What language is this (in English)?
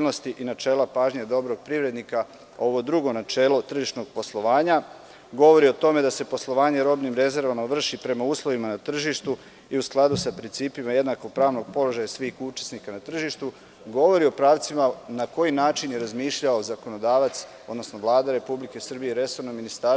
Serbian